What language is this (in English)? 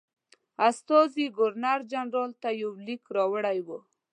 Pashto